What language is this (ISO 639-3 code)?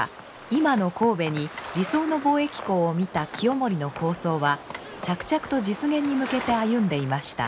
jpn